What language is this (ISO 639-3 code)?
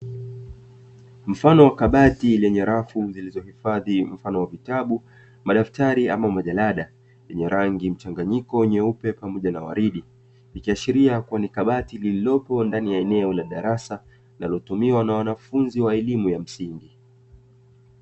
swa